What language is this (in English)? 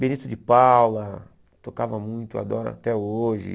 Portuguese